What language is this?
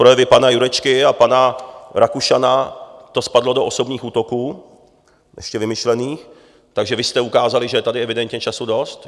Czech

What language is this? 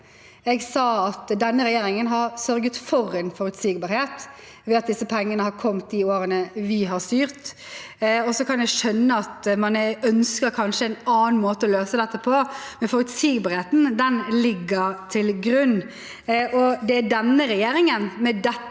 Norwegian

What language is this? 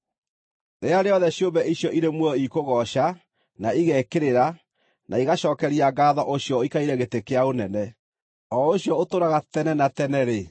Kikuyu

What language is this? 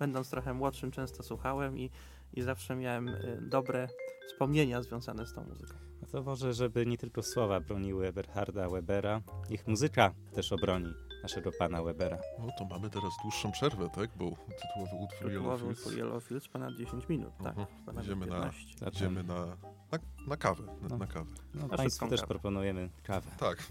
Polish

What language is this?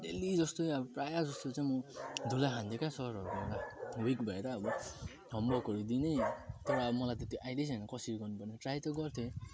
Nepali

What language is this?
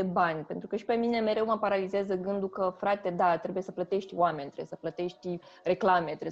Romanian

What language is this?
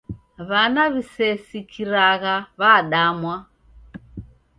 Taita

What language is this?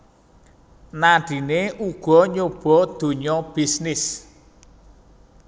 Javanese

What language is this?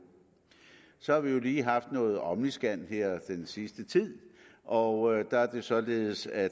Danish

